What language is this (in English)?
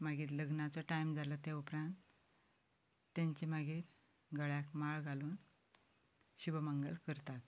Konkani